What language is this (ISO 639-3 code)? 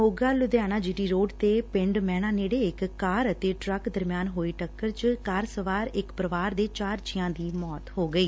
pan